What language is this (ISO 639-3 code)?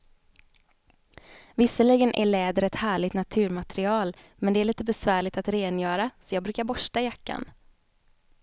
swe